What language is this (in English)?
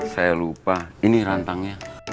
Indonesian